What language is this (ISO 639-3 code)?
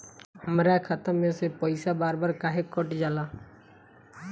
bho